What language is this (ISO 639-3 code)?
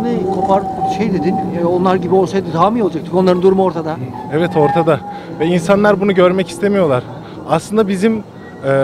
tur